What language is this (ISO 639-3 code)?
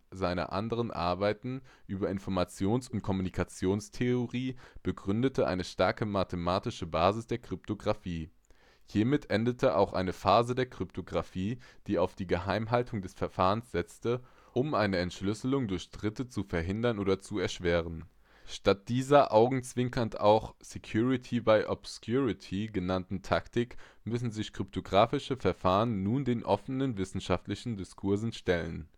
deu